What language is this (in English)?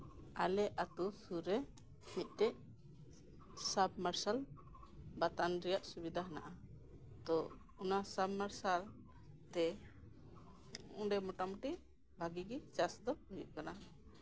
Santali